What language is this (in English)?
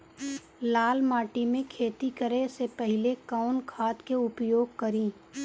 Bhojpuri